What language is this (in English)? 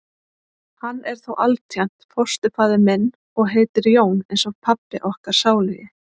Icelandic